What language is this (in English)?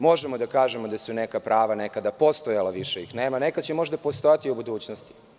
Serbian